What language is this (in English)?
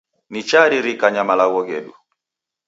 Taita